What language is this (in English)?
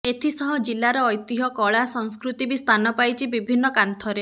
Odia